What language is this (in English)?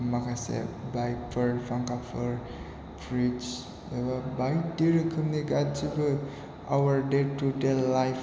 Bodo